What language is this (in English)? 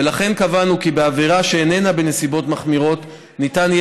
Hebrew